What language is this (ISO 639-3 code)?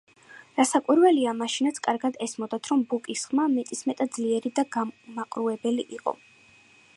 kat